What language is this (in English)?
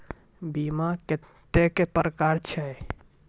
Maithili